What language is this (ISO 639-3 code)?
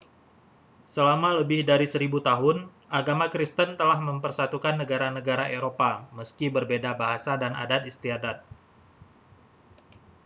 ind